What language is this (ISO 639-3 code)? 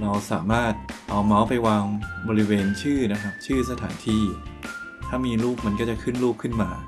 tha